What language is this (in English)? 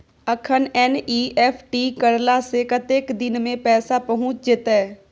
Maithili